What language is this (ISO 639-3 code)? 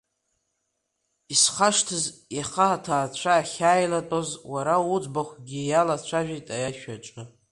abk